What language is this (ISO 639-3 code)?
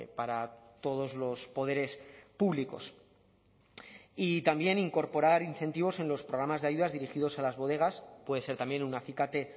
spa